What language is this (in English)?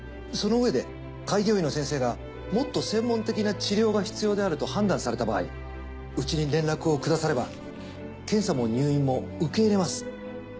Japanese